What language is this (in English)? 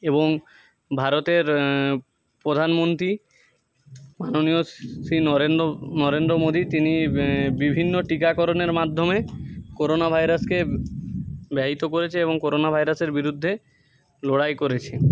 Bangla